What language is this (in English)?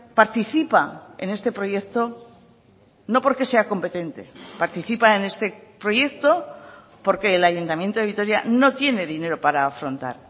Spanish